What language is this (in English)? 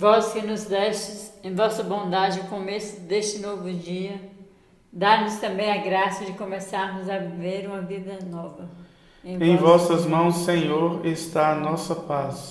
Portuguese